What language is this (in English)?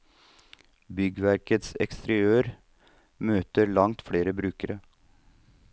Norwegian